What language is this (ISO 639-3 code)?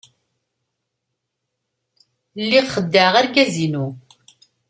kab